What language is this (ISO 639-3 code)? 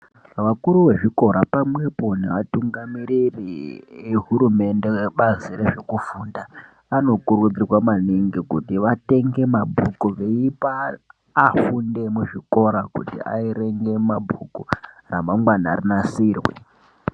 ndc